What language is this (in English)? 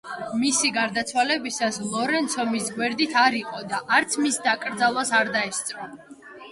Georgian